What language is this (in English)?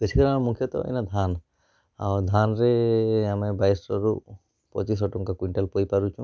Odia